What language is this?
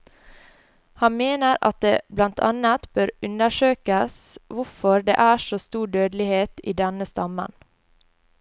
Norwegian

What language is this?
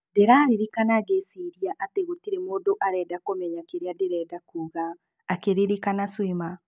Kikuyu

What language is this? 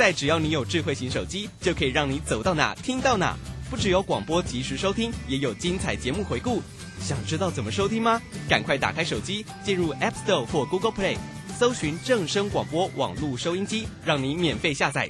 Chinese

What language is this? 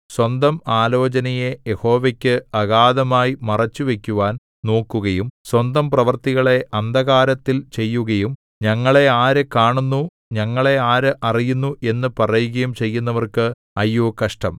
Malayalam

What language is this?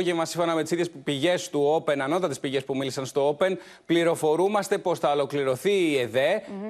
Greek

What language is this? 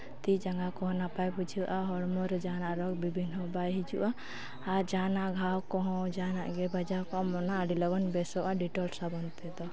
Santali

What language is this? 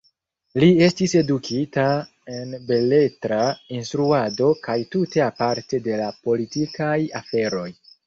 Esperanto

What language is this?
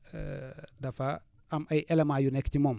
Wolof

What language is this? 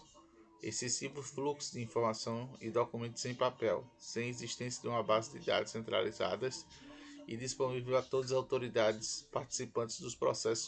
Portuguese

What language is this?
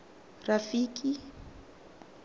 Tswana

